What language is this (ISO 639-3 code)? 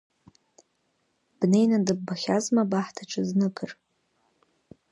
abk